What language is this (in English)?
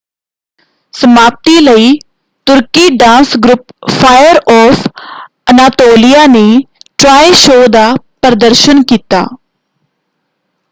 Punjabi